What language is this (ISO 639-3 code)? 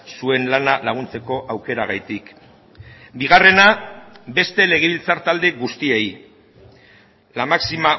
eus